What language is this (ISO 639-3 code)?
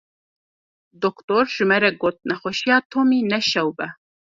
kur